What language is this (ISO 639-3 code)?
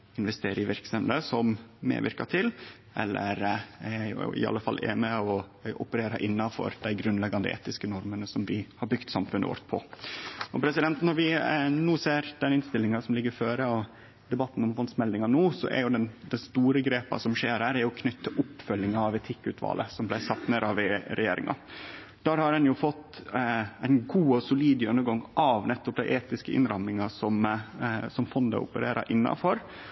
nno